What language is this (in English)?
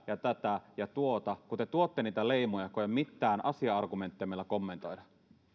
Finnish